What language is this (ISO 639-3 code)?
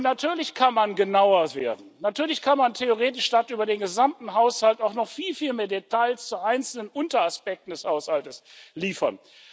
deu